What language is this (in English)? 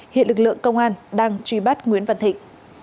Vietnamese